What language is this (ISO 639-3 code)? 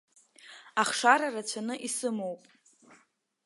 abk